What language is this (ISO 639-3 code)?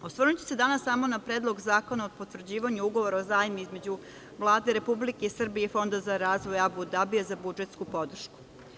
srp